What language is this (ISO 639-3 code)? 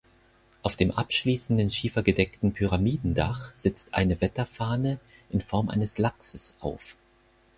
deu